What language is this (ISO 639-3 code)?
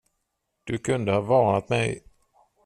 swe